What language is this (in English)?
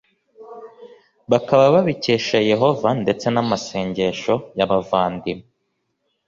Kinyarwanda